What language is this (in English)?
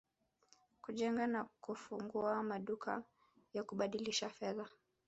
Swahili